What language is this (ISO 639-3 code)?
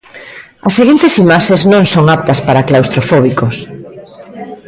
glg